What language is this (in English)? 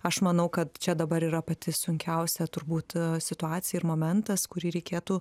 Lithuanian